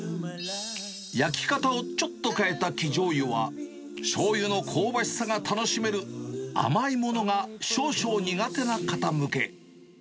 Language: Japanese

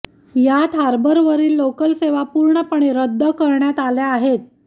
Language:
Marathi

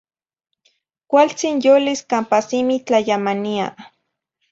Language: Zacatlán-Ahuacatlán-Tepetzintla Nahuatl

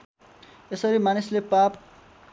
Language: Nepali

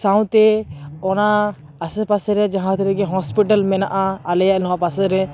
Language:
Santali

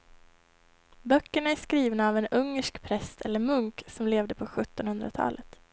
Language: Swedish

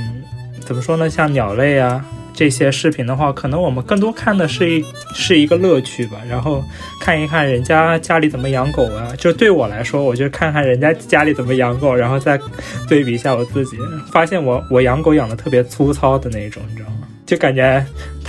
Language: Chinese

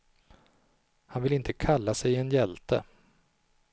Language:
Swedish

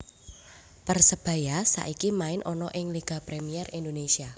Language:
Javanese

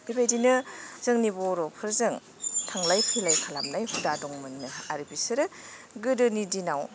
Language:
Bodo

